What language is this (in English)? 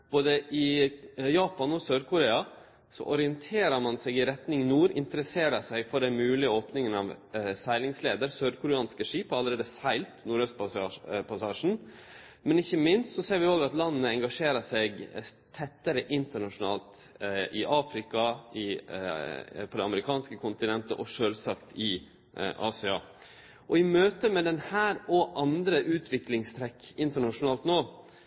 Norwegian Nynorsk